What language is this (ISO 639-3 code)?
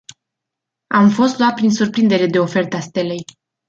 ron